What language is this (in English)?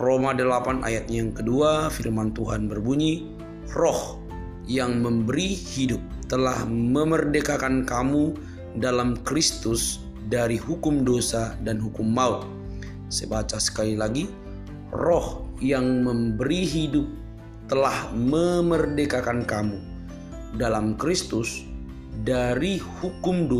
Indonesian